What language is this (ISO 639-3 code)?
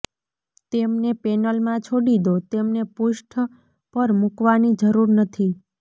guj